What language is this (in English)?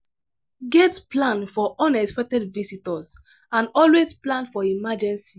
Nigerian Pidgin